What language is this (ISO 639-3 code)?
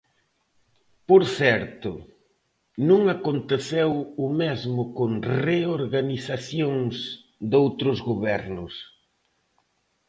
glg